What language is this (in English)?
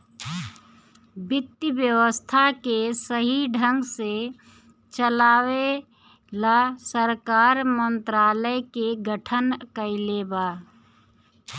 Bhojpuri